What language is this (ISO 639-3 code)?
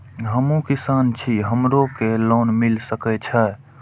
mai